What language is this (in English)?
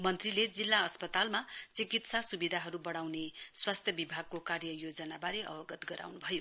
Nepali